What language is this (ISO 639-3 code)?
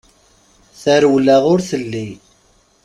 kab